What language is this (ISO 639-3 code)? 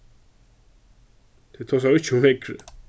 fao